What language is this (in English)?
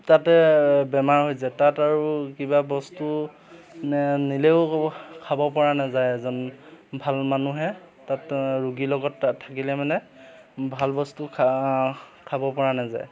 Assamese